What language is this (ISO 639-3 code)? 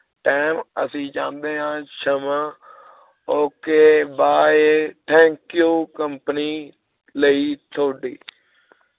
pan